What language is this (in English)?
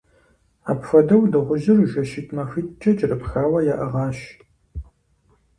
Kabardian